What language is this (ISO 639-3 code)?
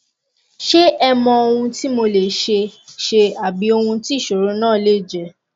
yor